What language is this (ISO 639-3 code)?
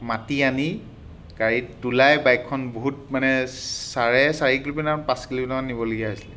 asm